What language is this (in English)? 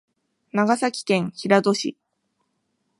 Japanese